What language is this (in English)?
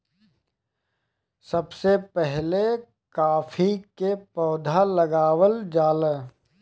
Bhojpuri